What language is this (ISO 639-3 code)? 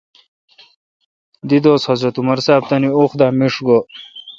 xka